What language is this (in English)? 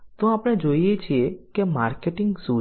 Gujarati